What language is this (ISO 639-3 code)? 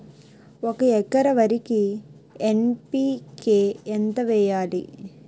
tel